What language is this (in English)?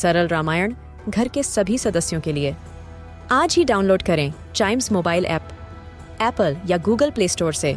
Hindi